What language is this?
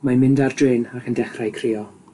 Welsh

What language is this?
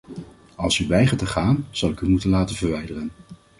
Dutch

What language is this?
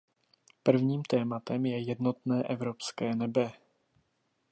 Czech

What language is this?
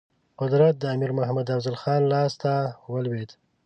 Pashto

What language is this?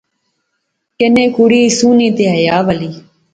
Pahari-Potwari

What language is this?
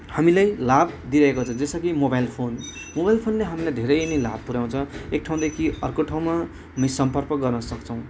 Nepali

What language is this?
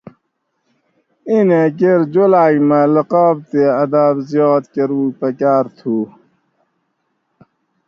Gawri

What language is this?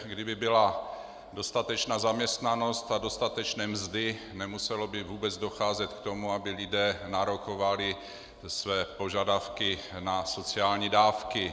Czech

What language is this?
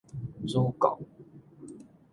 Min Nan Chinese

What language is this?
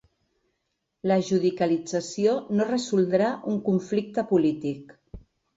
Catalan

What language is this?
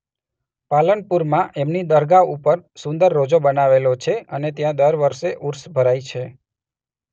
Gujarati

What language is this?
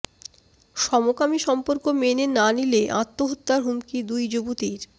Bangla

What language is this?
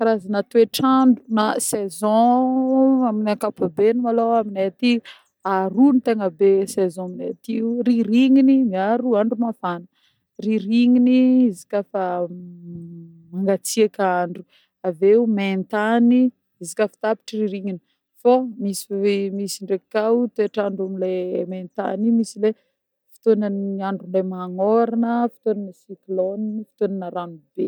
Northern Betsimisaraka Malagasy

